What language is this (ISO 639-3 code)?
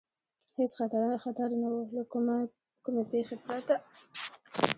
pus